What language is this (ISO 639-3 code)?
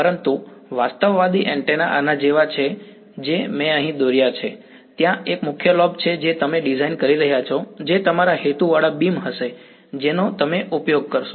guj